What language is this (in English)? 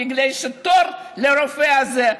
Hebrew